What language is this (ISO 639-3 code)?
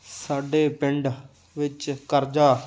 pan